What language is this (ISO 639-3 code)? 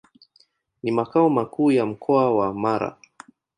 swa